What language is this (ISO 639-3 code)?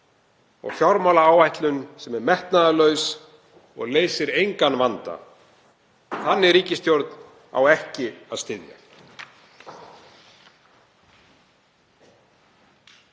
isl